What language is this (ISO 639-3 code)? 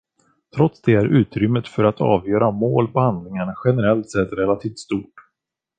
swe